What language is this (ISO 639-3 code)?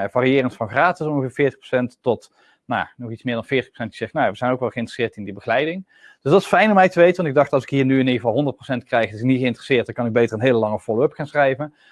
nld